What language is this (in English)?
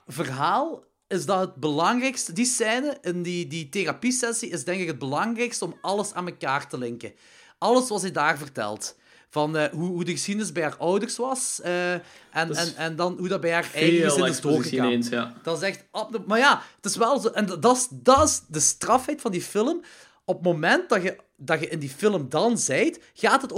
Dutch